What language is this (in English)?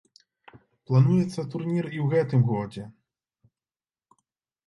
Belarusian